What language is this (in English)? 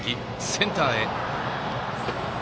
Japanese